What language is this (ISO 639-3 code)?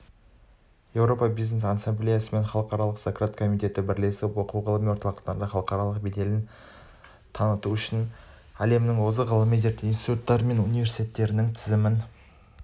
kaz